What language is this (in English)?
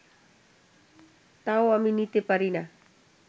Bangla